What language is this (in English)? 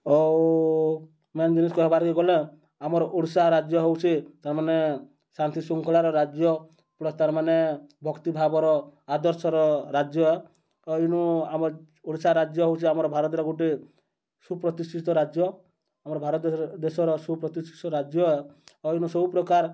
Odia